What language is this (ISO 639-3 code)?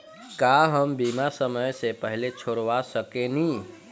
bho